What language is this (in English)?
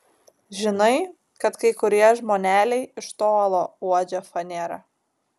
Lithuanian